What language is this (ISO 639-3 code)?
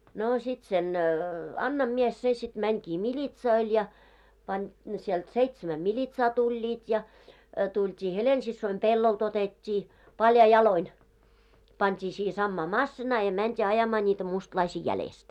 fin